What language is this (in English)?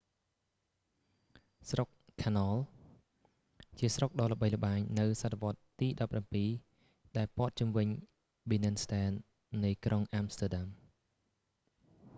Khmer